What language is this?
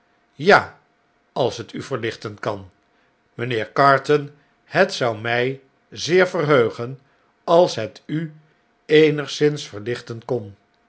Dutch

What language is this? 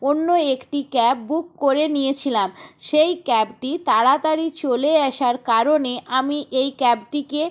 Bangla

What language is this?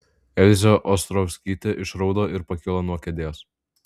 Lithuanian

